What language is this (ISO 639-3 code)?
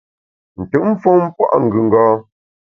bax